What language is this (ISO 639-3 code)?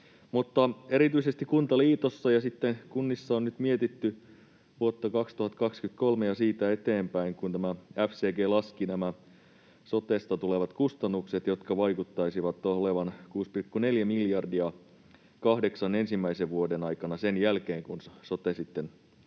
fin